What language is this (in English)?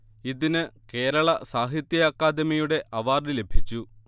Malayalam